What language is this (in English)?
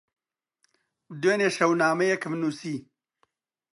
Central Kurdish